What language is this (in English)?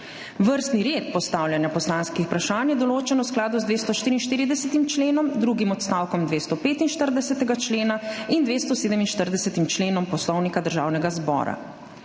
Slovenian